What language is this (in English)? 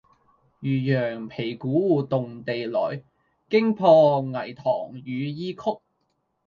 Cantonese